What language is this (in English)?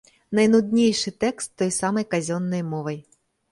Belarusian